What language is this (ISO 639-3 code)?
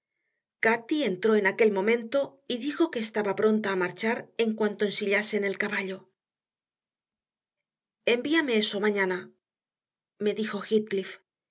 spa